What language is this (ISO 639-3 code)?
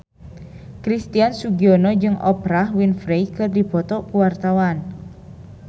sun